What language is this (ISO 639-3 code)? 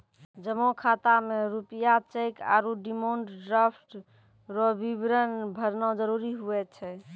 mai